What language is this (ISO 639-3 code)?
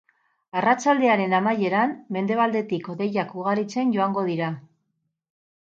eus